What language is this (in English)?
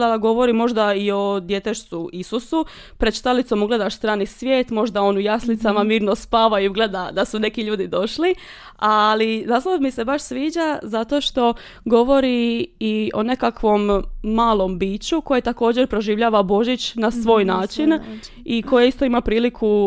Croatian